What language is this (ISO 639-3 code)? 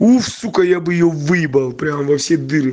rus